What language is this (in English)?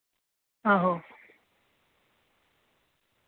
Dogri